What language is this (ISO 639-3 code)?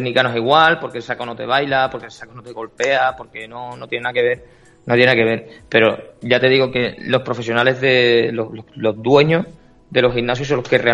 spa